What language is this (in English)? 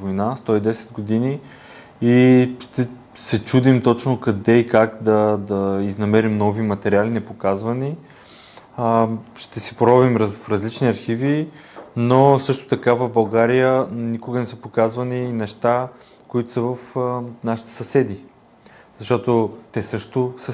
Bulgarian